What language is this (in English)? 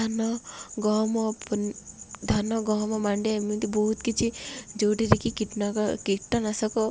Odia